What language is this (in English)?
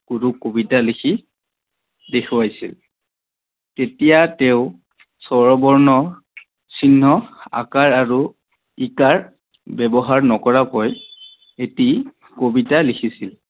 Assamese